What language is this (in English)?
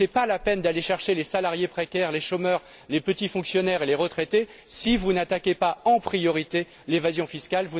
French